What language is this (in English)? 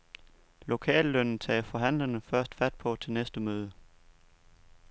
Danish